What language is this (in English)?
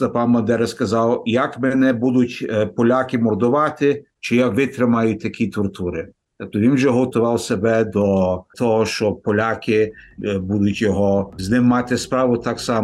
Ukrainian